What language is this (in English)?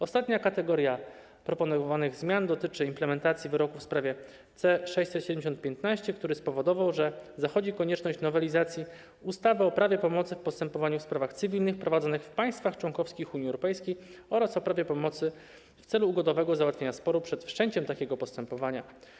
Polish